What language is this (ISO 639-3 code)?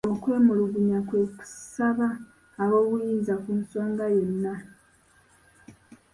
lug